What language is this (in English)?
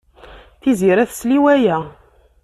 Kabyle